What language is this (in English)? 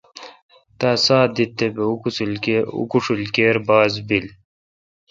Kalkoti